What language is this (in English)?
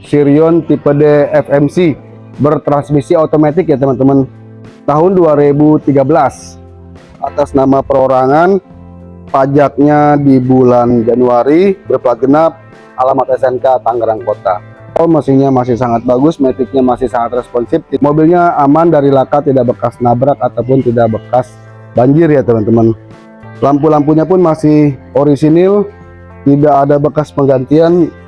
Indonesian